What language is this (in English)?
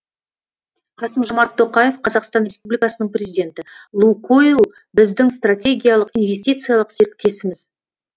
Kazakh